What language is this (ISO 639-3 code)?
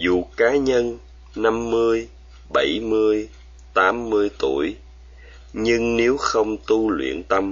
vie